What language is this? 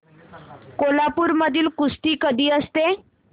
Marathi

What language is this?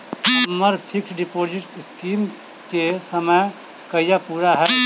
Maithili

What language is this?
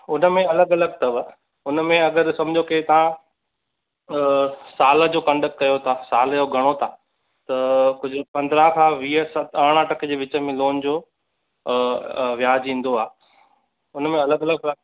Sindhi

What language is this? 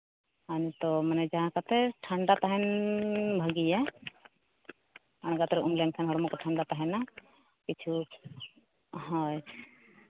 Santali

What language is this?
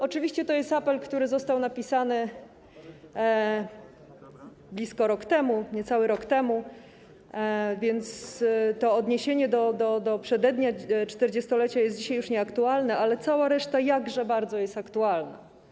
Polish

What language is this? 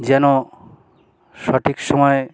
Bangla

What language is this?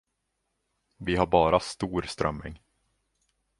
Swedish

